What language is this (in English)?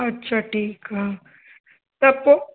Sindhi